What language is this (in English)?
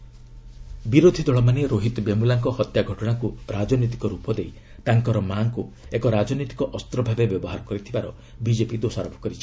Odia